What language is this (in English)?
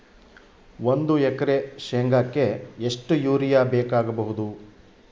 Kannada